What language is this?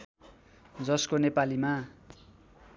Nepali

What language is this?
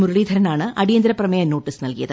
Malayalam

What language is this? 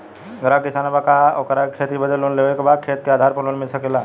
Bhojpuri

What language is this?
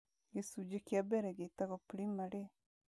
Kikuyu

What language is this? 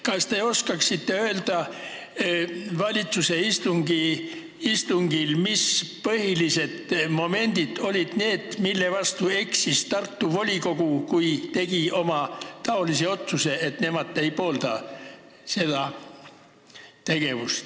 Estonian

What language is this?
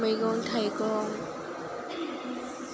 Bodo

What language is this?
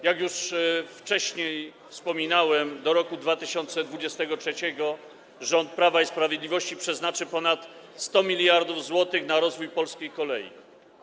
Polish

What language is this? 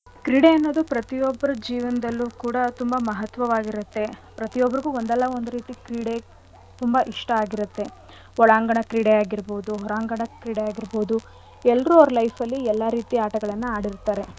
Kannada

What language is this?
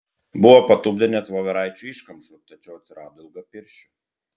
Lithuanian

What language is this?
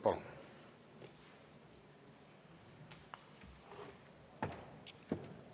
Estonian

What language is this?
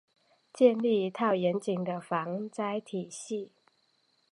Chinese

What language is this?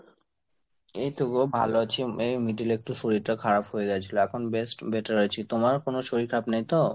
Bangla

